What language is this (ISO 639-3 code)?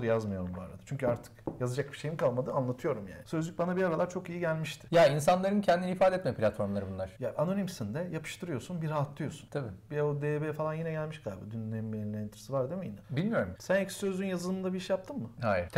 tur